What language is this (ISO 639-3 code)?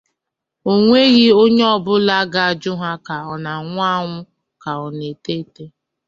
ibo